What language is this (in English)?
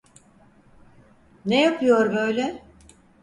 Turkish